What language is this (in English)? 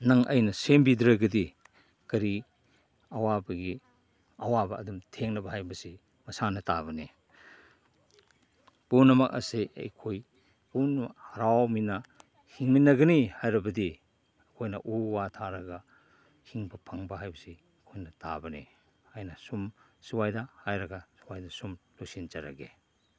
Manipuri